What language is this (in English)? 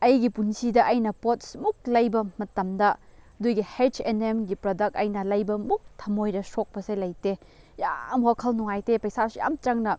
Manipuri